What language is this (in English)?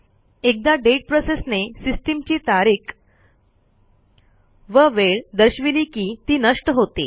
Marathi